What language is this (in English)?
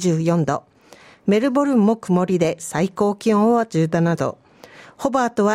Japanese